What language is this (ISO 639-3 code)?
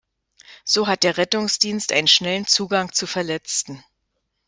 deu